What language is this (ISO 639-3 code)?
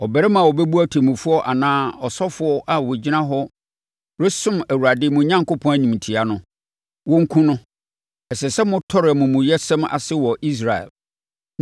aka